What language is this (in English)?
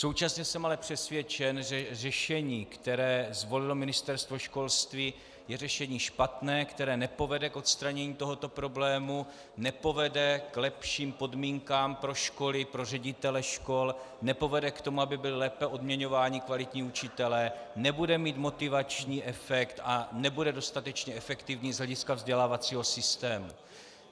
Czech